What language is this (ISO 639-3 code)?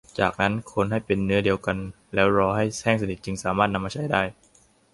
tha